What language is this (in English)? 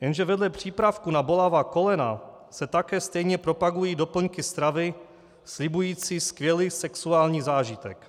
Czech